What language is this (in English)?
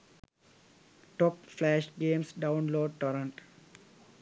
Sinhala